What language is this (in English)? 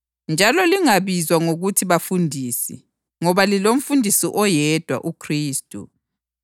North Ndebele